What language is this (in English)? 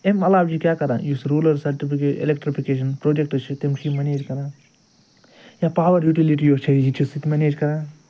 Kashmiri